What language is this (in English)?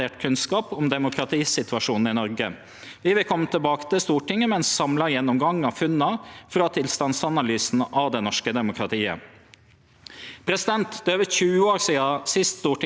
Norwegian